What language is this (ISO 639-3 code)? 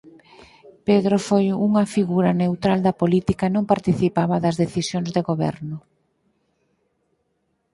glg